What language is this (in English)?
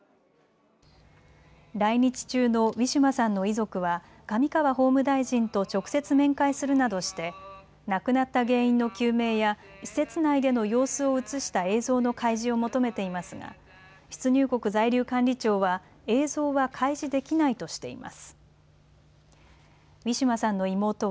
Japanese